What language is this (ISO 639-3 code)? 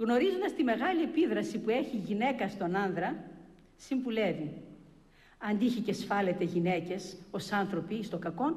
ell